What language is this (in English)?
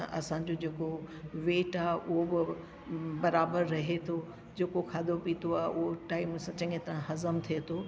Sindhi